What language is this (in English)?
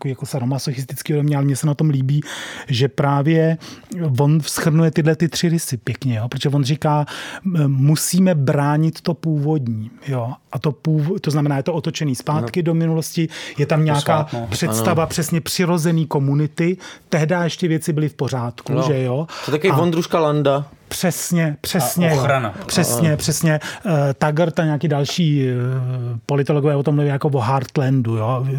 Czech